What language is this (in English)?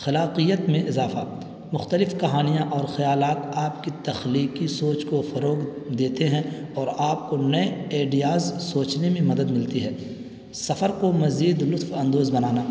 Urdu